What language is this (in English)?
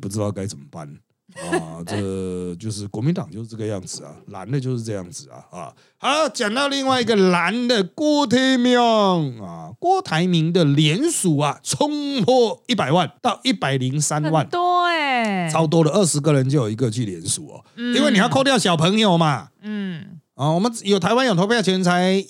Chinese